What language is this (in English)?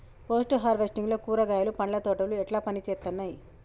Telugu